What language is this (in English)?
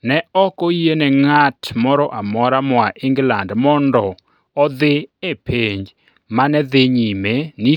Luo (Kenya and Tanzania)